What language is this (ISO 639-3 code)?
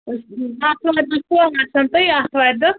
kas